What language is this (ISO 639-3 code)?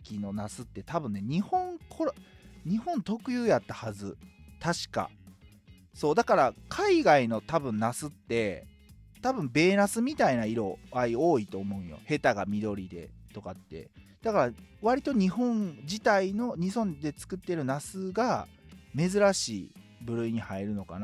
jpn